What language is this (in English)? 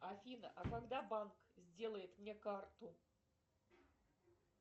Russian